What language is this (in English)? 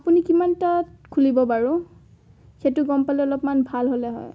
Assamese